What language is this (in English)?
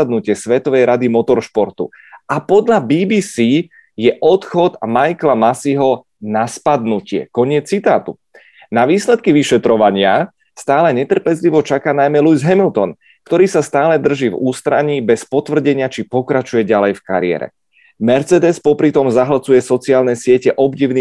Czech